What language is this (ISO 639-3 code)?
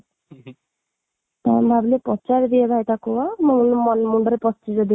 ori